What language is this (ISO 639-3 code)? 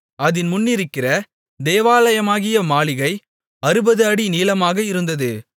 tam